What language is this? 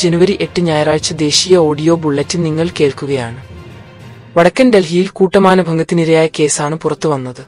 Malayalam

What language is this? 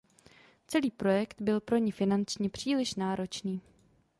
Czech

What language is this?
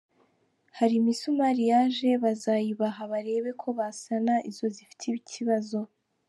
Kinyarwanda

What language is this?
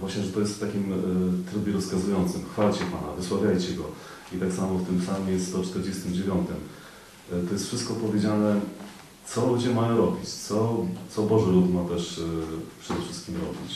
Polish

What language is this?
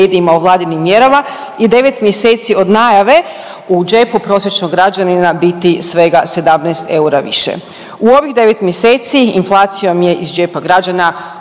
Croatian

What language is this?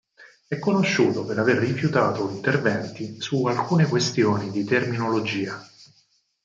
Italian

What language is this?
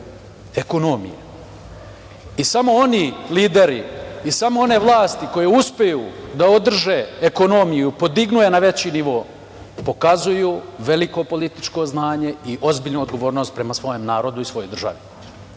Serbian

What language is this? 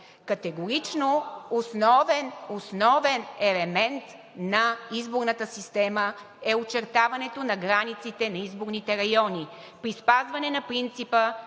Bulgarian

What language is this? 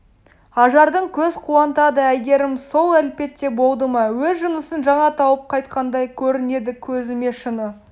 Kazakh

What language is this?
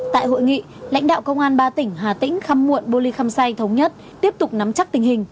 Vietnamese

